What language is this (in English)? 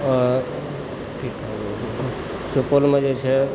Maithili